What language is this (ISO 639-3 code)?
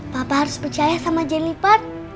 ind